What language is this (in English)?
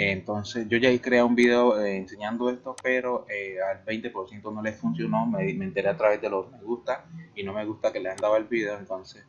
Spanish